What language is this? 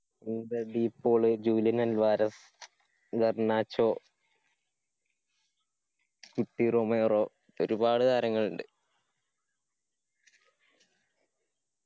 Malayalam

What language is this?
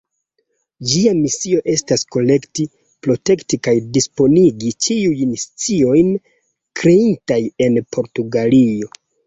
Esperanto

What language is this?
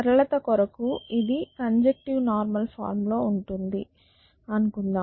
Telugu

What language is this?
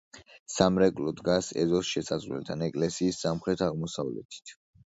Georgian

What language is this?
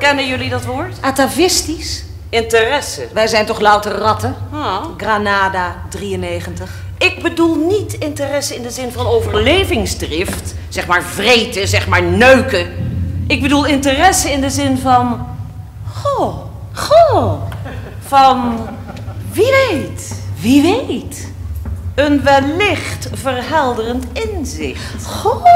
Dutch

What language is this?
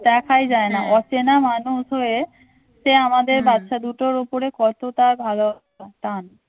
Bangla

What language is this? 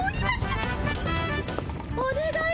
Japanese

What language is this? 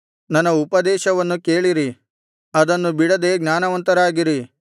Kannada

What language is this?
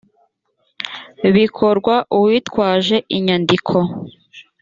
Kinyarwanda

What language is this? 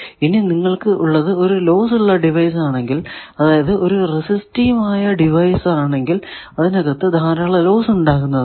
Malayalam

